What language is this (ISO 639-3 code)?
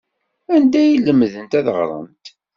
kab